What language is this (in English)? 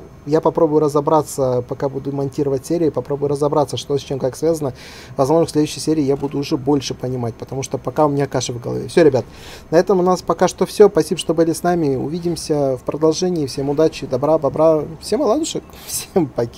Russian